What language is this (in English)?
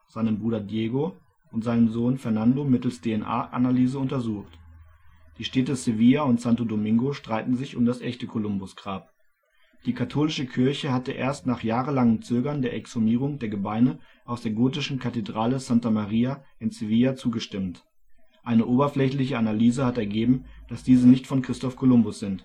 German